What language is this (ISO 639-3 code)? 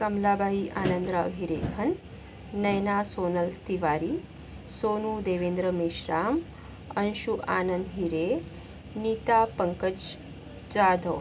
mar